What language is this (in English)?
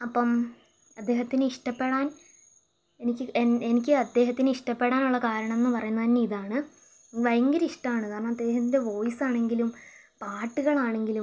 Malayalam